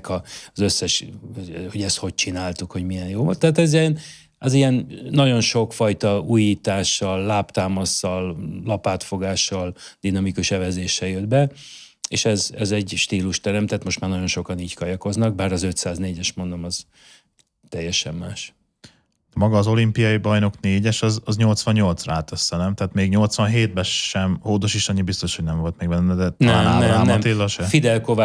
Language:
Hungarian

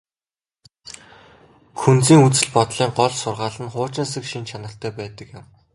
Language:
Mongolian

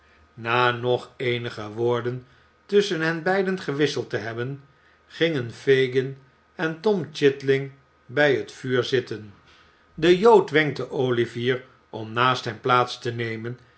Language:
Dutch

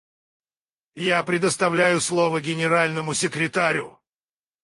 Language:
Russian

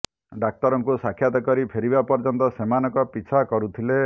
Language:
Odia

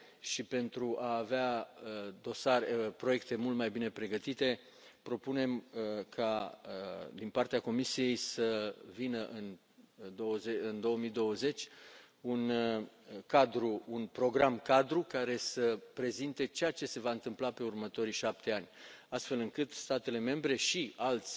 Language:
Romanian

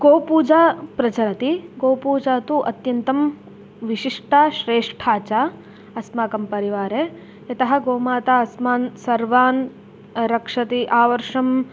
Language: Sanskrit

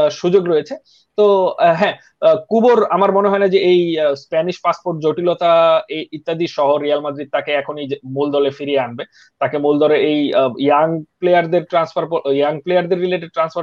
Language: Bangla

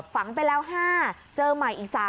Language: Thai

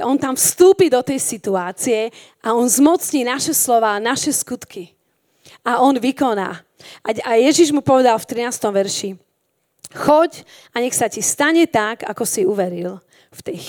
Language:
Slovak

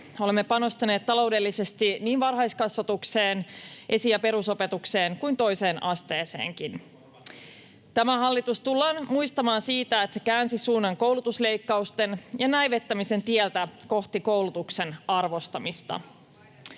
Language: Finnish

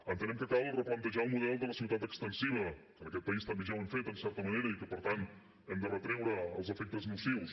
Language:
Catalan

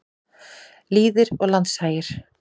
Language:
Icelandic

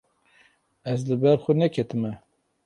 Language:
Kurdish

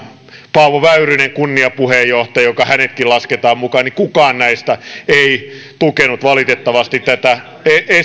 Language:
Finnish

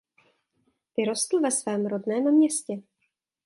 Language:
Czech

